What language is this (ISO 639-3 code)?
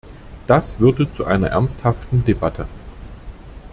deu